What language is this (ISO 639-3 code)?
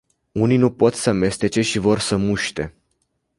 ron